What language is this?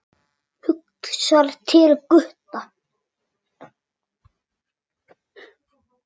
Icelandic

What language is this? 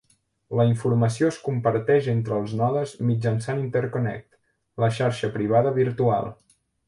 Catalan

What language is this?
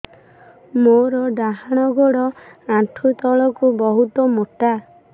Odia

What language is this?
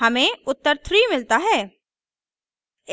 Hindi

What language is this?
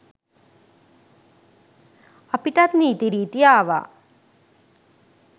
Sinhala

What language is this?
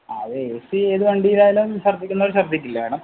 Malayalam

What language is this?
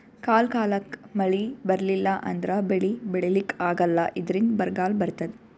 Kannada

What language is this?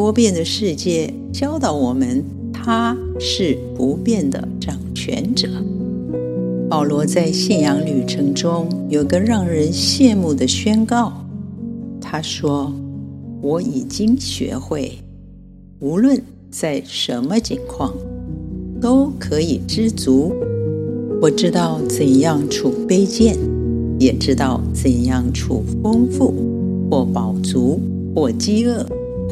Chinese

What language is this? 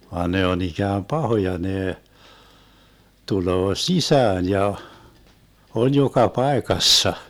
Finnish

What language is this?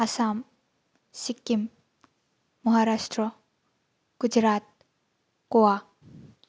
Bodo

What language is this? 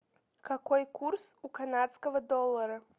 Russian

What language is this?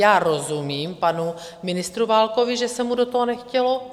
Czech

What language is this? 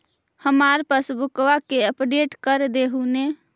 Magahi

